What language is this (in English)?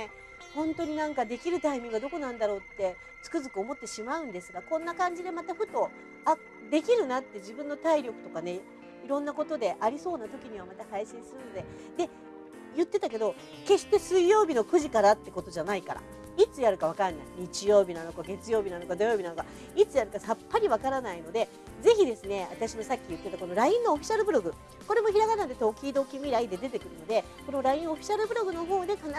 Japanese